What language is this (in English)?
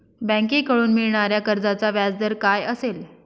Marathi